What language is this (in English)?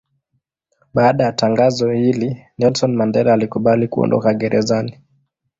Swahili